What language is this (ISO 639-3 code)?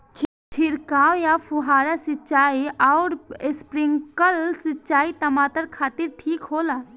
bho